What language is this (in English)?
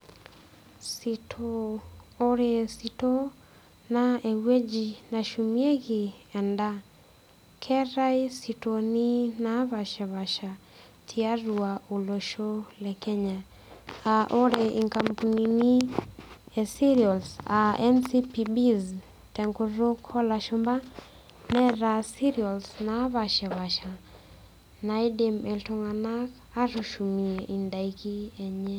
Masai